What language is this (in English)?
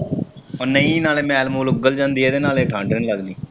Punjabi